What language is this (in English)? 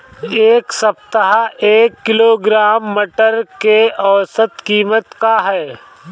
Bhojpuri